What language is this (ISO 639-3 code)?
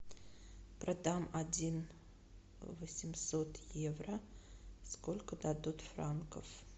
rus